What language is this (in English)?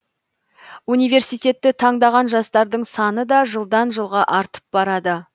Kazakh